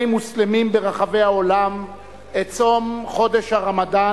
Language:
Hebrew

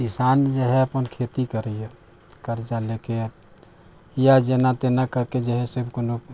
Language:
Maithili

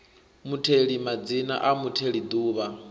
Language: Venda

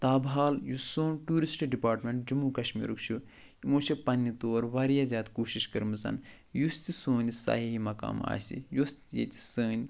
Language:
Kashmiri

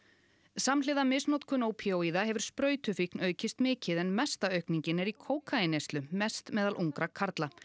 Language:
Icelandic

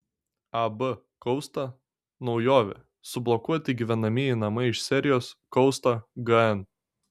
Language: Lithuanian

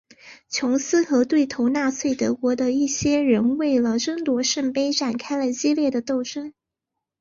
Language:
Chinese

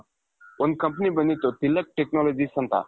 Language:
Kannada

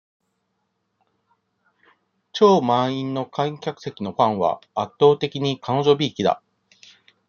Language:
Japanese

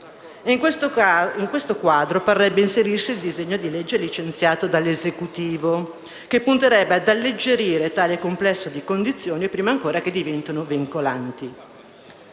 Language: Italian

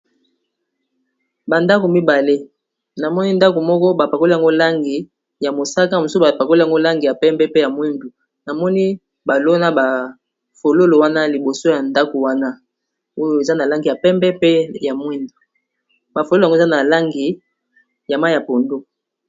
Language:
Lingala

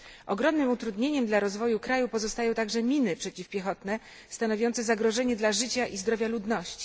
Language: Polish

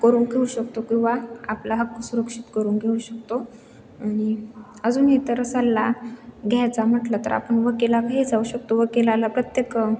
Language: Marathi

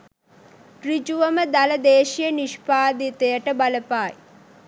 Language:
Sinhala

